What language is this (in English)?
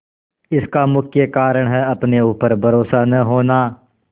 Hindi